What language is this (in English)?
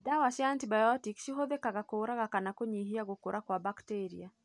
Kikuyu